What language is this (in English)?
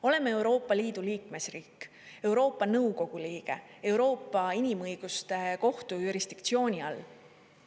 Estonian